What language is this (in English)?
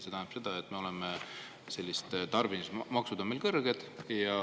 Estonian